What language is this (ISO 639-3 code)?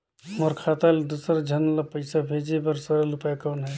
hne